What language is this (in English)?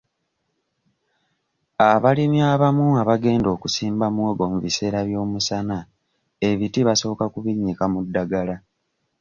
Ganda